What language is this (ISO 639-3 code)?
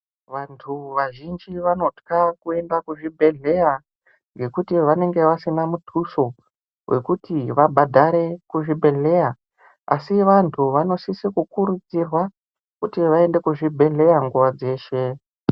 ndc